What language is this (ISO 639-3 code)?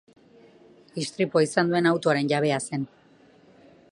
eus